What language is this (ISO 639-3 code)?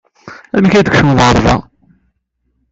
kab